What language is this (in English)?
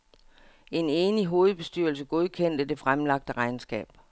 Danish